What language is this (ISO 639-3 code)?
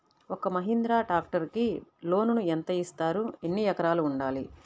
tel